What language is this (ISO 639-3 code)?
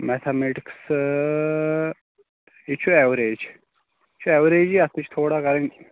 kas